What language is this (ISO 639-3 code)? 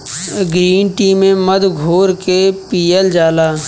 bho